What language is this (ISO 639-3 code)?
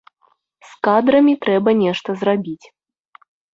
bel